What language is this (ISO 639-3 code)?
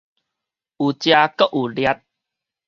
nan